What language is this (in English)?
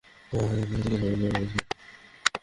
Bangla